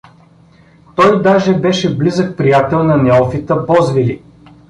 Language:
Bulgarian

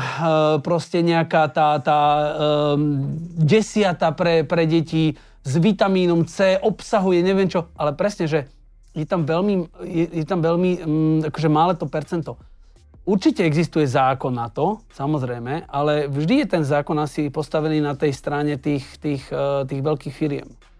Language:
Slovak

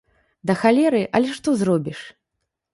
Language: Belarusian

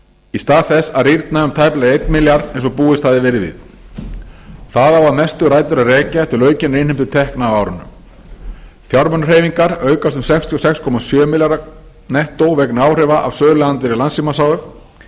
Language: Icelandic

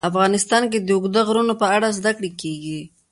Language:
Pashto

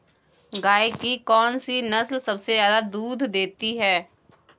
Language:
Hindi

